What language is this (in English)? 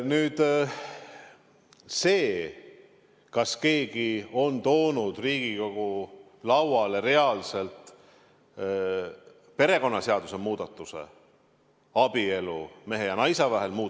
Estonian